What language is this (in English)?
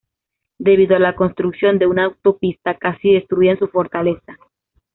Spanish